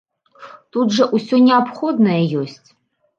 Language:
Belarusian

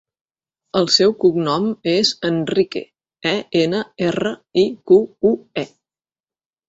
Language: Catalan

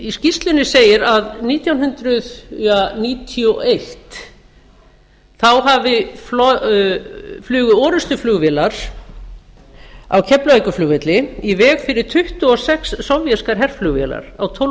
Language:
Icelandic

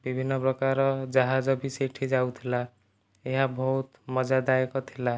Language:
Odia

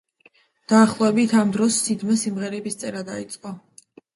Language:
Georgian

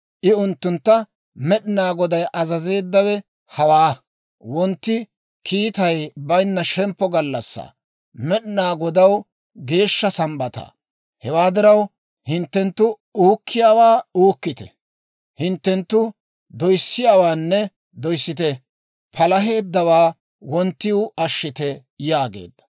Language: Dawro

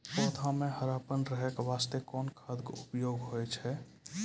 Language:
Maithili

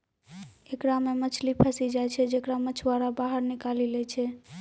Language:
Maithili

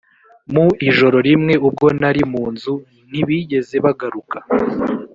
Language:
Kinyarwanda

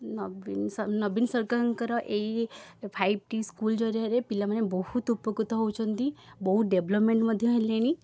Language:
Odia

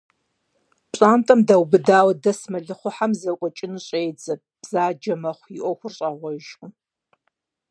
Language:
Kabardian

